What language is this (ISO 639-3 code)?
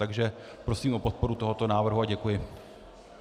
ces